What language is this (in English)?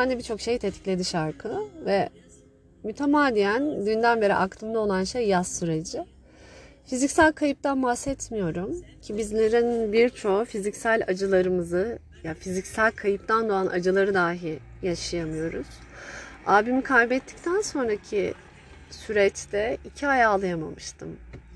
Turkish